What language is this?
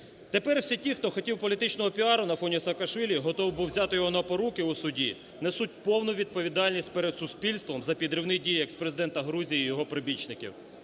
Ukrainian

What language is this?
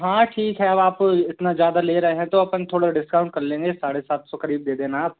Hindi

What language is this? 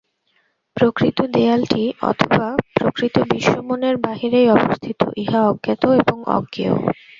Bangla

